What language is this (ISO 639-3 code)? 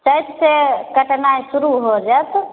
mai